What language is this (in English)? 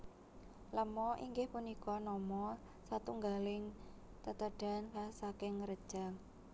Javanese